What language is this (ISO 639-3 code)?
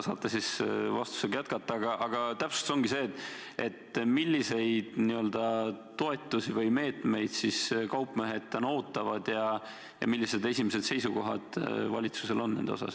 est